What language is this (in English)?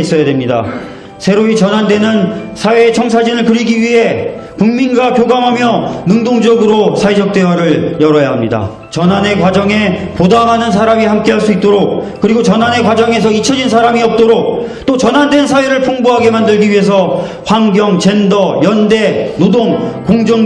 Korean